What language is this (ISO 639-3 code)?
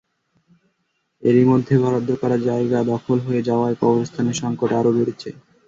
ben